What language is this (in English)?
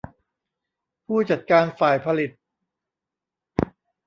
Thai